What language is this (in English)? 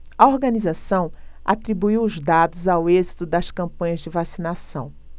Portuguese